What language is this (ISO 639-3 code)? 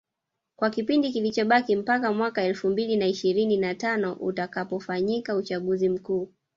swa